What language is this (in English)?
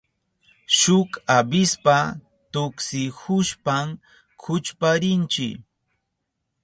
Southern Pastaza Quechua